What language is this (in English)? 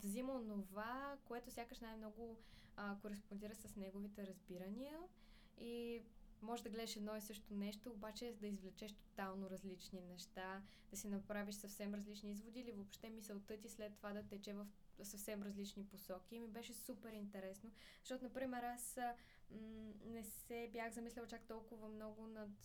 Bulgarian